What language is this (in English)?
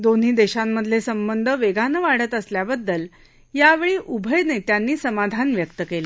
Marathi